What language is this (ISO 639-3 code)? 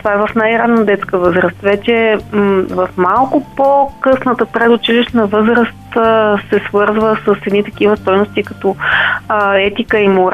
bul